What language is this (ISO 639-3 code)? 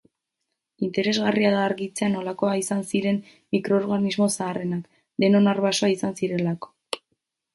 eus